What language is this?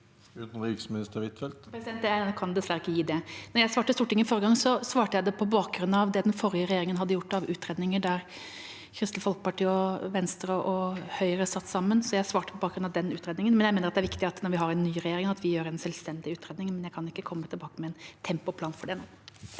Norwegian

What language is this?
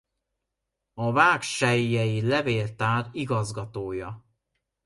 Hungarian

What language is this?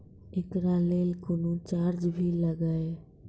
Maithili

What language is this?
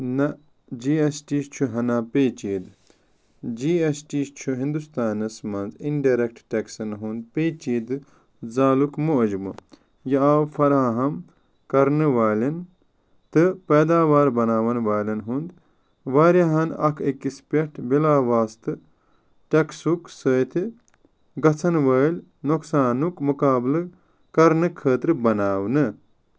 Kashmiri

